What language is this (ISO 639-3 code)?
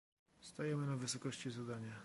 pol